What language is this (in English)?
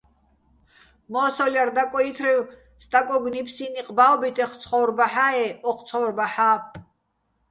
Bats